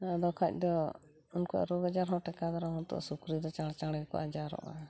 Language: Santali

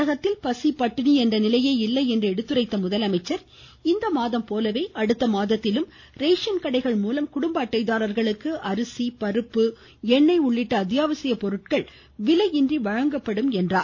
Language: Tamil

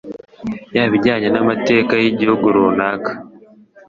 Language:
Kinyarwanda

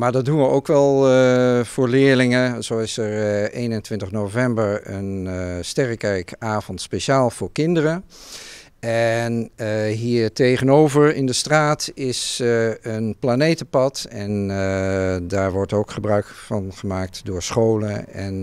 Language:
Dutch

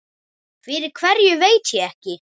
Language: Icelandic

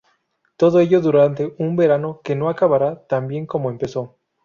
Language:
Spanish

